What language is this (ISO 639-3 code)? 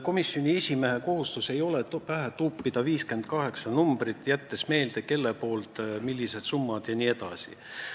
est